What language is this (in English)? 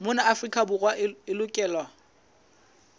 Southern Sotho